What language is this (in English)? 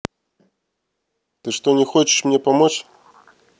Russian